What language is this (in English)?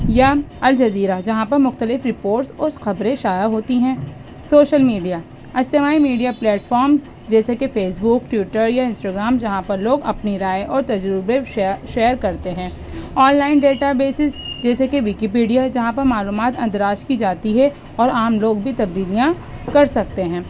Urdu